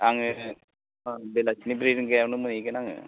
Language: Bodo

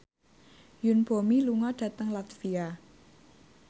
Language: Javanese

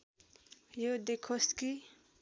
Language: Nepali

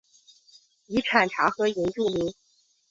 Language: Chinese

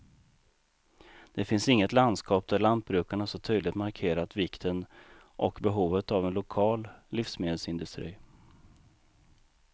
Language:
Swedish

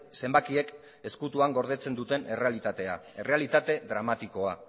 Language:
Basque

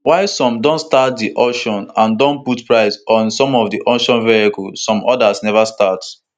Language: Nigerian Pidgin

